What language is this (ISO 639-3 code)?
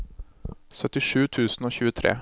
nor